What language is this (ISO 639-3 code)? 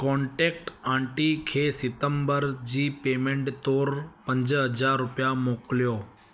snd